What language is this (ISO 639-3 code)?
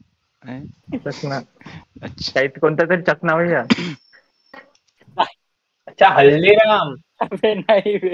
mar